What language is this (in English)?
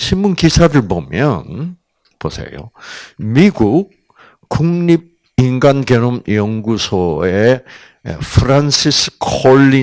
Korean